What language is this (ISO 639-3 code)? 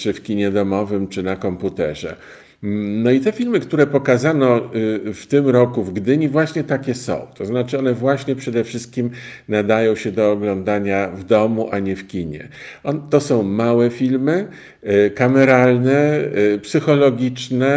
pol